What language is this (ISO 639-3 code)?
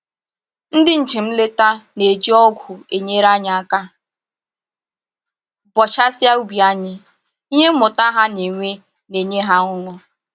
ibo